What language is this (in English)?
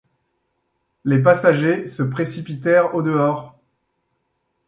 French